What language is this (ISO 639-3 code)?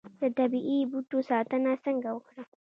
pus